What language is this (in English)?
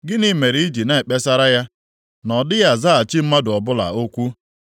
Igbo